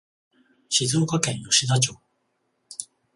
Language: Japanese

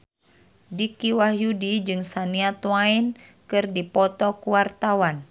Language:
Sundanese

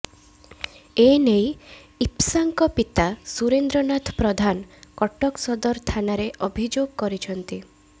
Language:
Odia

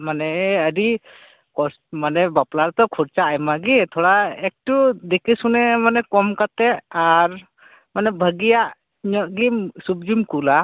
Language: Santali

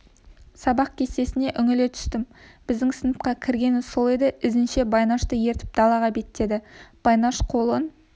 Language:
Kazakh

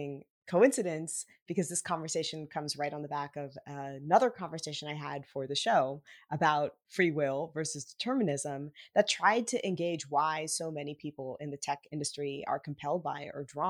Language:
English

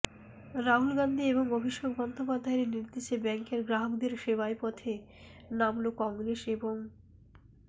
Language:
Bangla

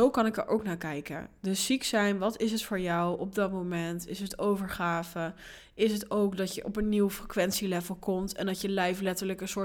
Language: Dutch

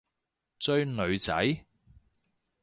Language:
Cantonese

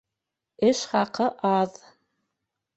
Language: Bashkir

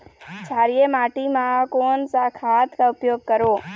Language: Chhattisgarhi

